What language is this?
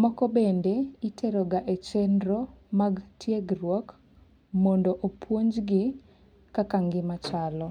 Luo (Kenya and Tanzania)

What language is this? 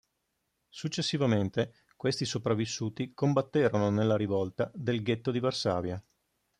Italian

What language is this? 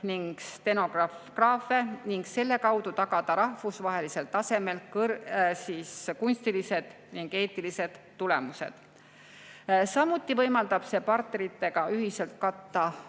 Estonian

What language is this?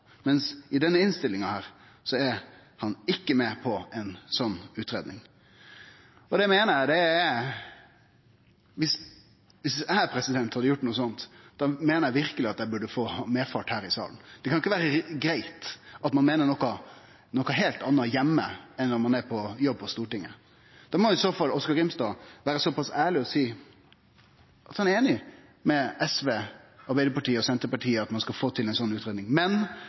Norwegian Nynorsk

